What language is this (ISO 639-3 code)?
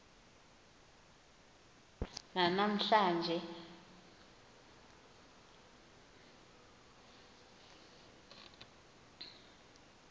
xho